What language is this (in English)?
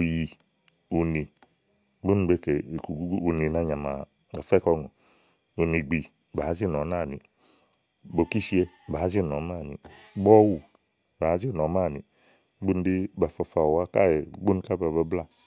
Igo